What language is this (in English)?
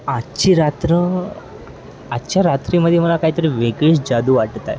Marathi